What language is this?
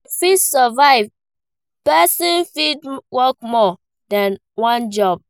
Nigerian Pidgin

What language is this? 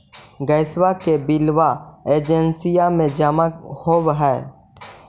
Magahi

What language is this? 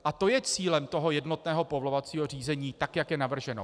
Czech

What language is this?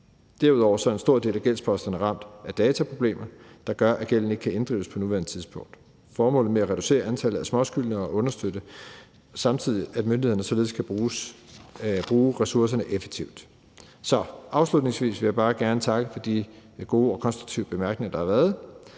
Danish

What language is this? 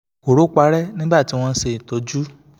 Yoruba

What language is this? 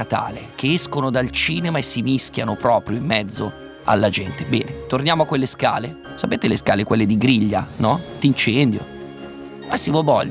Italian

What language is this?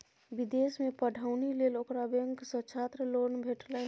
Maithili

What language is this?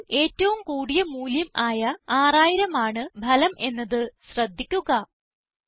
Malayalam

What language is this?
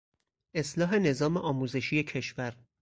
Persian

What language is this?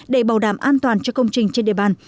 Vietnamese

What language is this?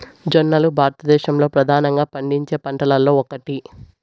Telugu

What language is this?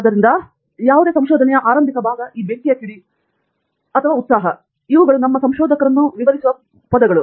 Kannada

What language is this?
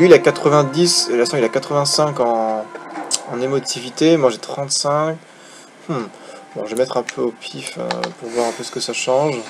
French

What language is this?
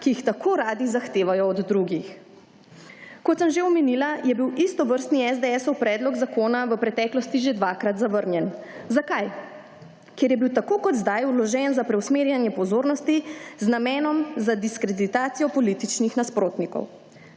Slovenian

